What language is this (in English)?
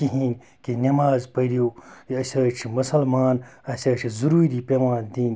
Kashmiri